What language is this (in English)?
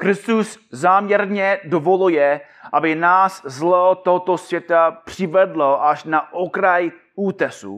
Czech